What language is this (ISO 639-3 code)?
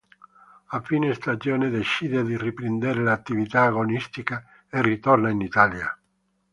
ita